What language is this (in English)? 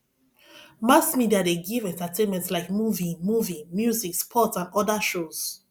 Nigerian Pidgin